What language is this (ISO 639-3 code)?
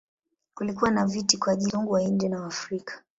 swa